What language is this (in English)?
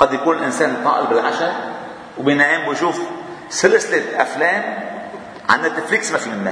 Arabic